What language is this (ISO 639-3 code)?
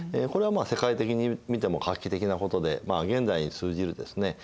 jpn